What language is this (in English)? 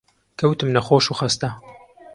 Central Kurdish